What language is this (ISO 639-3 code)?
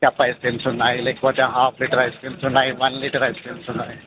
tel